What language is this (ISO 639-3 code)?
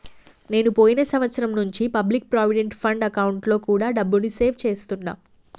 tel